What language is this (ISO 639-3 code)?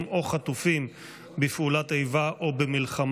heb